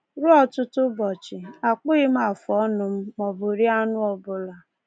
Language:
Igbo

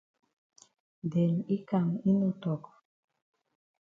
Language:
Cameroon Pidgin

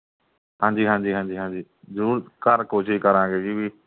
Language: Punjabi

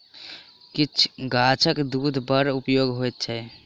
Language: Maithili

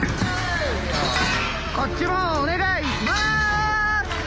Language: Japanese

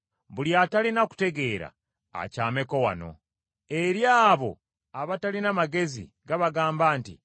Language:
Ganda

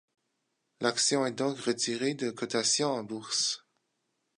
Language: French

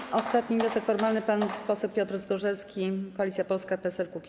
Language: Polish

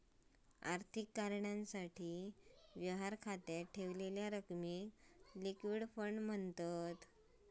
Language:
Marathi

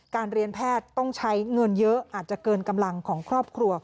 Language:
Thai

